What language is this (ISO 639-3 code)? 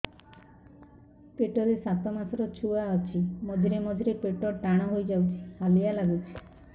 ori